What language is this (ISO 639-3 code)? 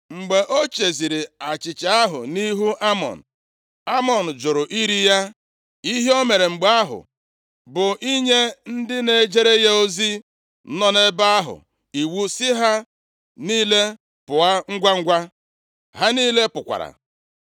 ibo